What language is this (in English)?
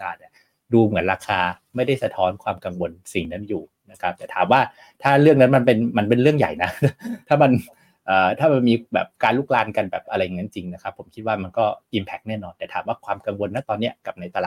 Thai